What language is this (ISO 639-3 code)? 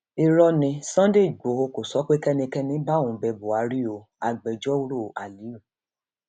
yor